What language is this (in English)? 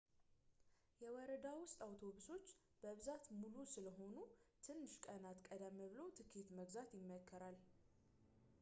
Amharic